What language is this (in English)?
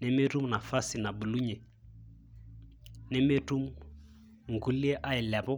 Masai